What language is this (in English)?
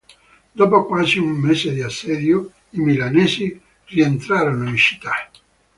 Italian